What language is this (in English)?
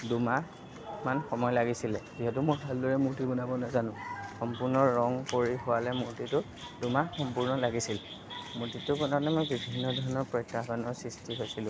Assamese